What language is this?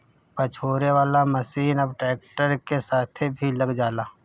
Bhojpuri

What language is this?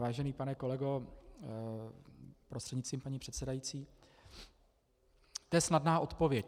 Czech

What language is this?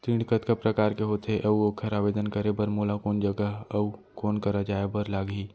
Chhattisgarhi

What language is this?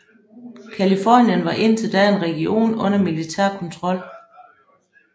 Danish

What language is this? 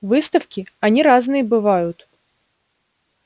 Russian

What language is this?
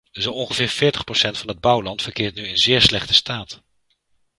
Dutch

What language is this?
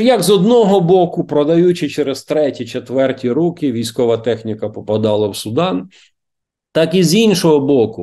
Ukrainian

